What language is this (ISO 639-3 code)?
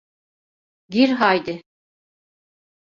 tur